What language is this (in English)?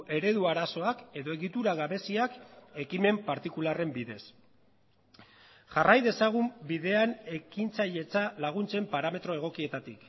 Basque